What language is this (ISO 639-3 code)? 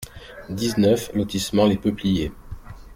fra